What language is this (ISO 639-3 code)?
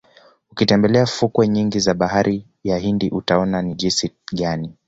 swa